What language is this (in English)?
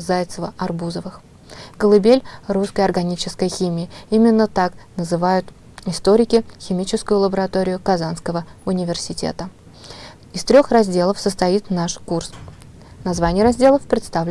Russian